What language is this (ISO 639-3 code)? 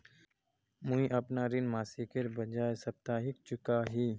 mag